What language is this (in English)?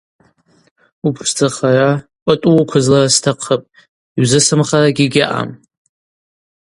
Abaza